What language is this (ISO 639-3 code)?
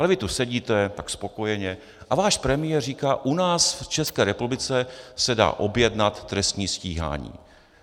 ces